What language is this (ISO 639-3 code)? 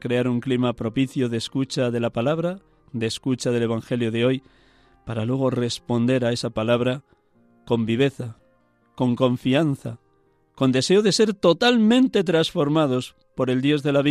spa